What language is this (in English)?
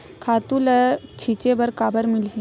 Chhattisgarhi